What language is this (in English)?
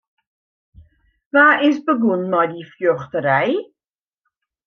Western Frisian